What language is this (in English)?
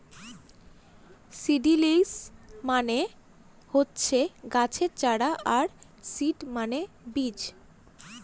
Bangla